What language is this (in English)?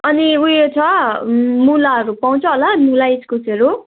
Nepali